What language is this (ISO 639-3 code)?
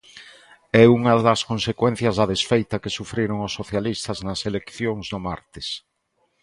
glg